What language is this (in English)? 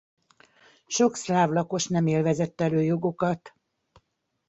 Hungarian